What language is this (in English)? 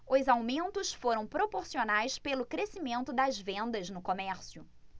Portuguese